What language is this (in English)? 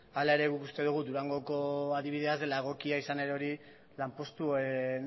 Basque